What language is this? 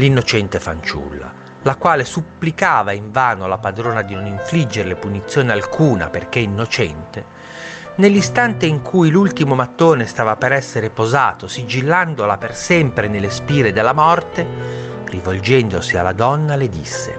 Italian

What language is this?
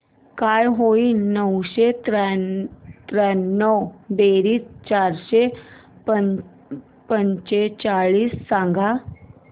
Marathi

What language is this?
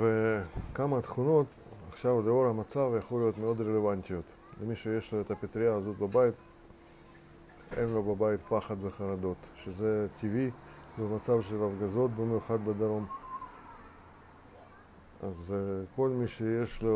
Hebrew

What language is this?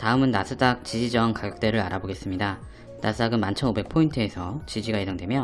Korean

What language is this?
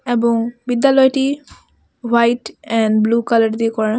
Bangla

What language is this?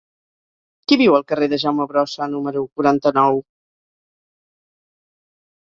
Catalan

